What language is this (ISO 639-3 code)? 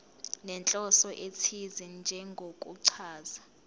zul